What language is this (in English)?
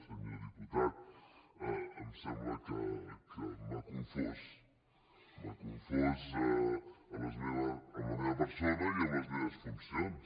Catalan